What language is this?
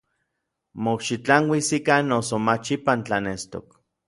Orizaba Nahuatl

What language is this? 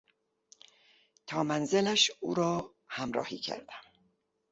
Persian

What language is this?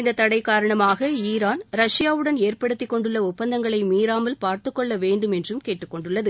Tamil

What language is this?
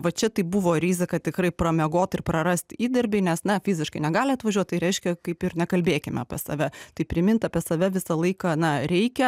Lithuanian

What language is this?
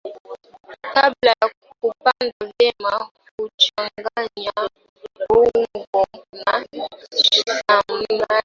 Swahili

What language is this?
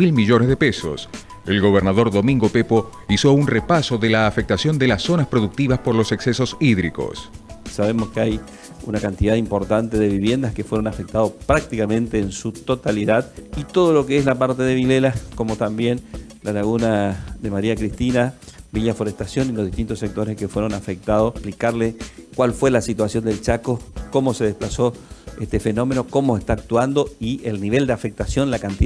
Spanish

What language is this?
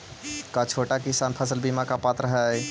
Magahi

